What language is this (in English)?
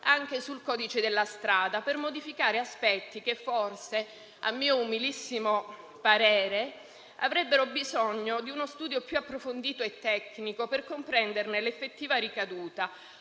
Italian